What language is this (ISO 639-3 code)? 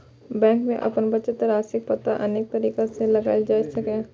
mai